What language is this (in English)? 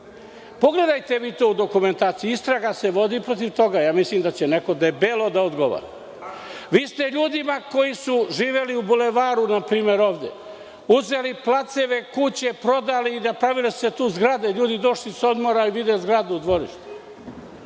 Serbian